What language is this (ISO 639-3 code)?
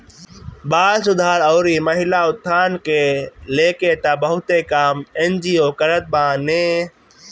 bho